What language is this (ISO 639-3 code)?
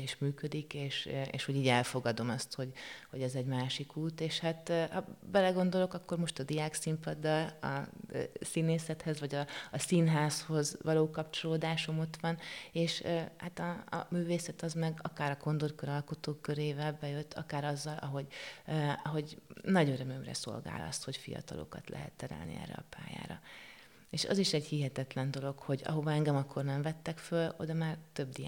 hun